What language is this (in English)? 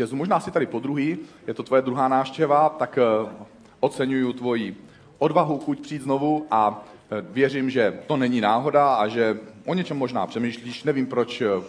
Czech